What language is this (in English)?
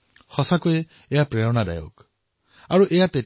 Assamese